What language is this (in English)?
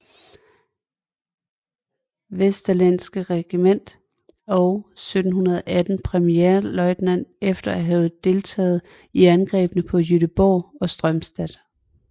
Danish